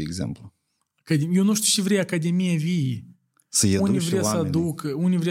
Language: Romanian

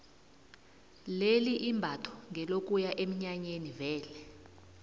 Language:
South Ndebele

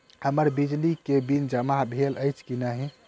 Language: Maithili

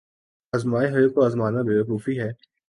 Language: Urdu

